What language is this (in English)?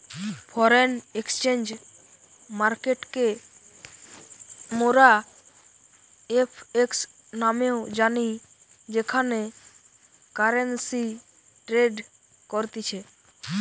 Bangla